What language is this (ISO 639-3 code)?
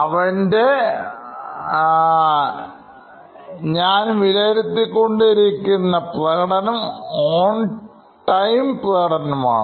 mal